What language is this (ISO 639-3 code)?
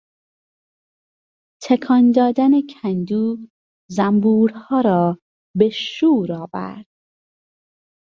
fas